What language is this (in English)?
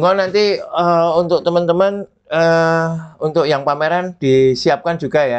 Indonesian